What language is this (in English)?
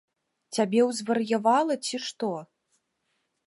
Belarusian